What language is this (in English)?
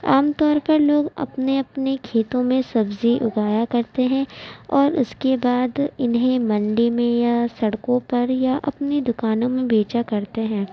Urdu